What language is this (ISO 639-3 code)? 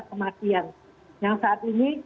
ind